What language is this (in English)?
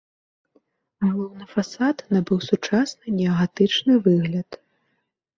Belarusian